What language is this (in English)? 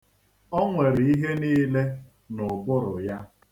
Igbo